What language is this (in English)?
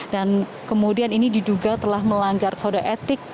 Indonesian